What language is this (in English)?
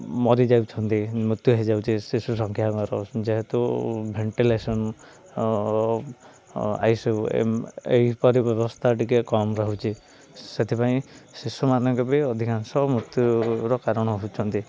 Odia